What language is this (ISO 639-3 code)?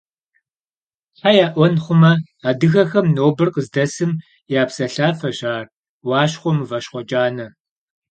kbd